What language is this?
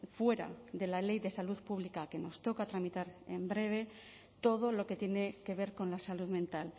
Spanish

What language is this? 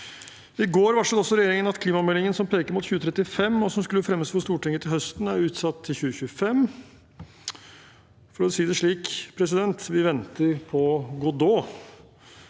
Norwegian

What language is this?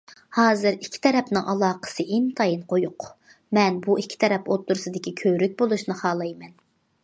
Uyghur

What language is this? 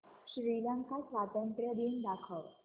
Marathi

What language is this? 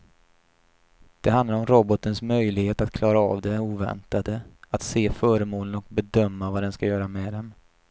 Swedish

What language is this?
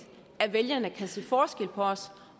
Danish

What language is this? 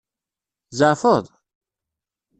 Kabyle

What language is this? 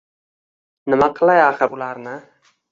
Uzbek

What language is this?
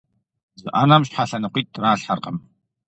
Kabardian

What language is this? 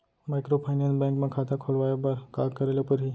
Chhattisgarhi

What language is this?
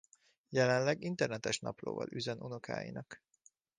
Hungarian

